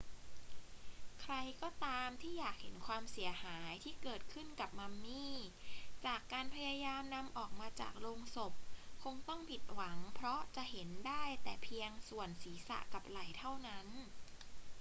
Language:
Thai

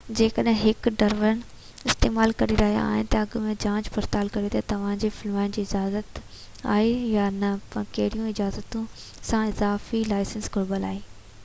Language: Sindhi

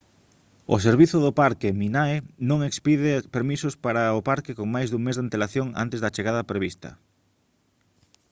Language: Galician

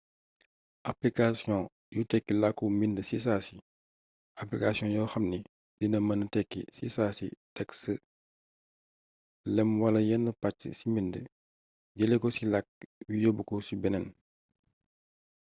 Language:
Wolof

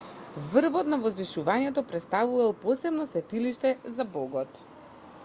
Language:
Macedonian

